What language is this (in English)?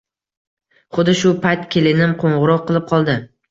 Uzbek